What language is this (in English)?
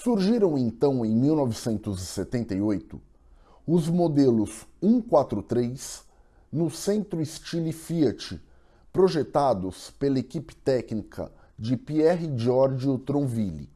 Portuguese